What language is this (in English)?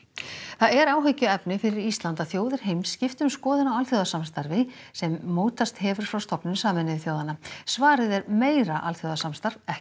Icelandic